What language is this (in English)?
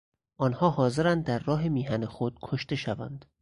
Persian